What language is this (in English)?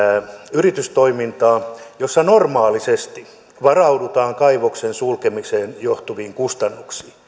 Finnish